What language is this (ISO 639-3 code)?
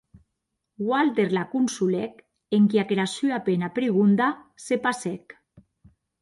oci